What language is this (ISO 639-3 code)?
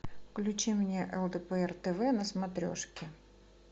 rus